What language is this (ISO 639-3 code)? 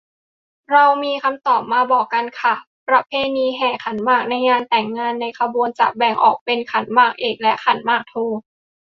tha